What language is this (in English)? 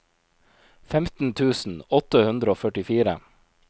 Norwegian